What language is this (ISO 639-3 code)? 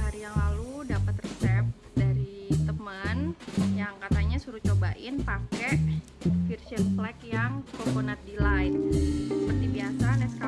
ind